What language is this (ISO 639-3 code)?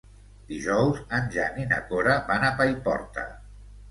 cat